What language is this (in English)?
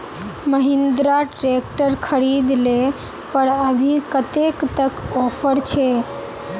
Magahi